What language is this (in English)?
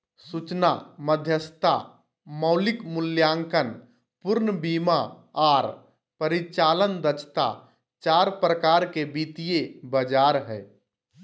Magahi